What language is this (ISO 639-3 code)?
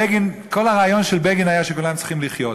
heb